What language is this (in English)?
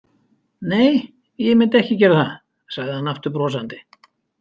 Icelandic